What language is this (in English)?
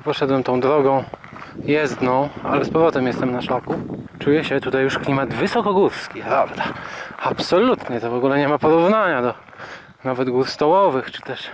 Polish